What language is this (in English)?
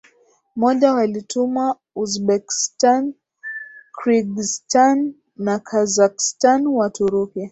Swahili